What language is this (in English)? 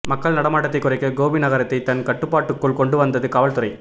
Tamil